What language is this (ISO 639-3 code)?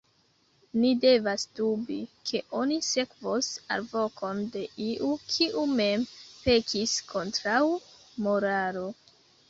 epo